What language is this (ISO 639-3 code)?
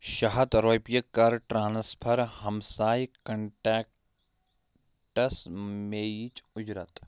kas